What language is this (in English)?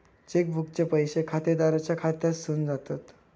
Marathi